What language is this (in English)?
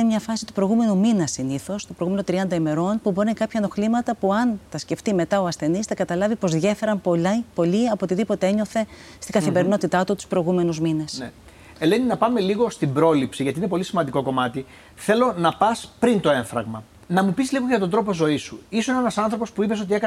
Greek